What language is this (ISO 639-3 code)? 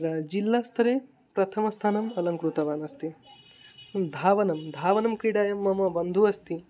san